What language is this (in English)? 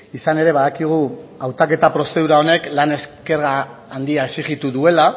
Basque